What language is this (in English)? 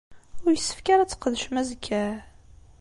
Kabyle